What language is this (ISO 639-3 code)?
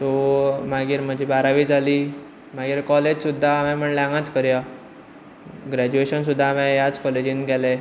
kok